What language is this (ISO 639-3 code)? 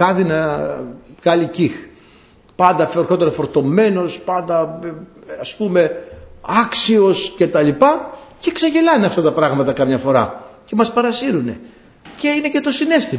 ell